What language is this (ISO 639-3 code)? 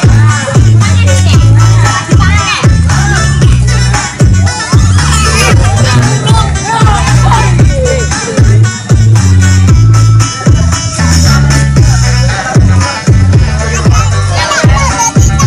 vie